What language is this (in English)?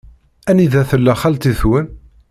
Kabyle